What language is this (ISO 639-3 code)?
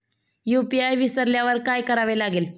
mar